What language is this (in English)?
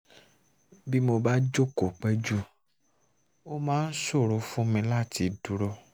Yoruba